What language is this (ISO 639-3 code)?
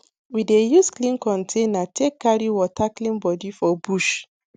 pcm